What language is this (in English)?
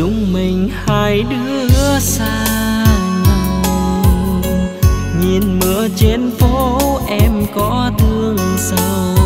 Vietnamese